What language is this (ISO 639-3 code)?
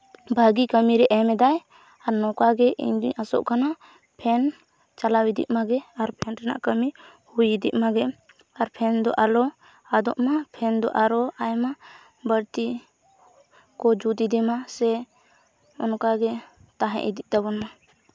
sat